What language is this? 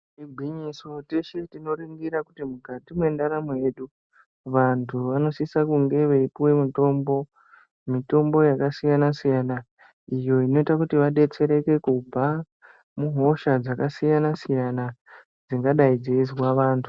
Ndau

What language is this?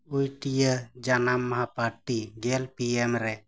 Santali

